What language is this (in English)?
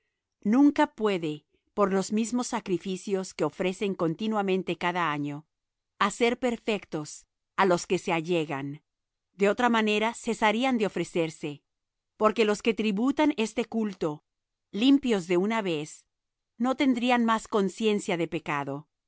Spanish